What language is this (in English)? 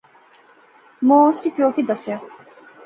Pahari-Potwari